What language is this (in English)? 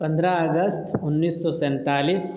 Urdu